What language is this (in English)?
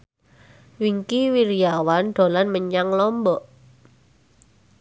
Javanese